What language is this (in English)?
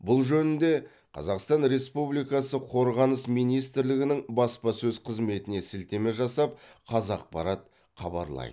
Kazakh